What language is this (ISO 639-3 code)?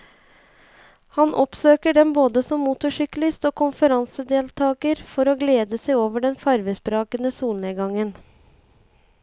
nor